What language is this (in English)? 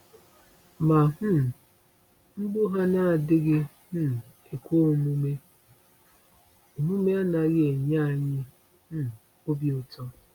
Igbo